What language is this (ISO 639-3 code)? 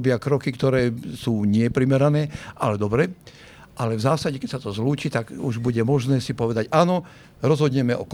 slk